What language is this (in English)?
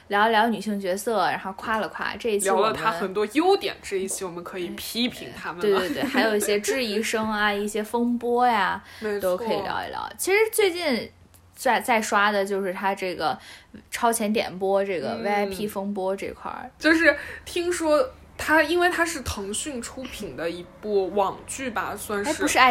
Chinese